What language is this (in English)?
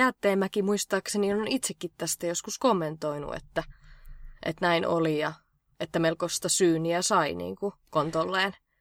Finnish